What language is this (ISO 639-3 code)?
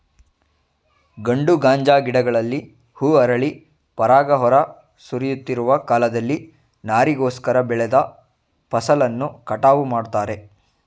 kan